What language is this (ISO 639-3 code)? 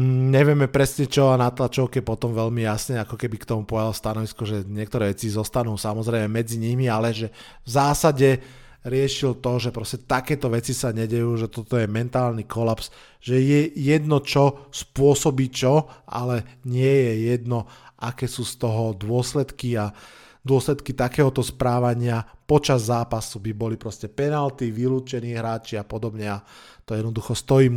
slk